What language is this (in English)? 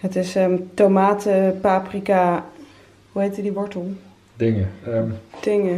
Dutch